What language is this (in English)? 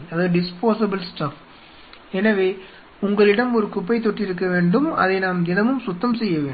Tamil